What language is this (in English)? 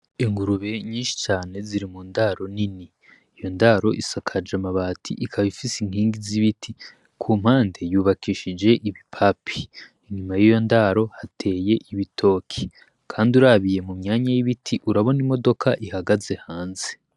Rundi